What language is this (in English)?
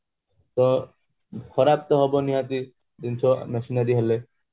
Odia